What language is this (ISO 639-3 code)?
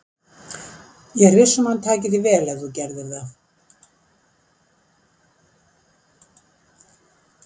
isl